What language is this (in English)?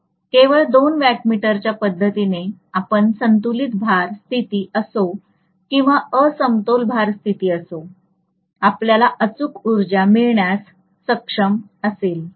Marathi